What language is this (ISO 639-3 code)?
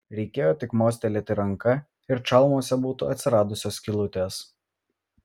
lit